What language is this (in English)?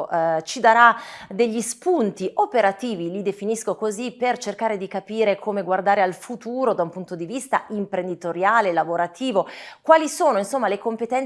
Italian